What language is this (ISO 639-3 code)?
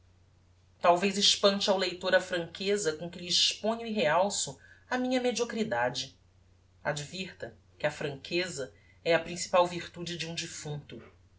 por